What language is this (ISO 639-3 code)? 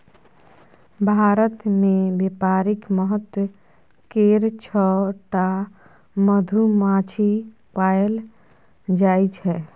mai